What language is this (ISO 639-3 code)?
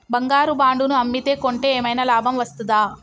tel